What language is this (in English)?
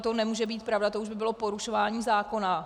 Czech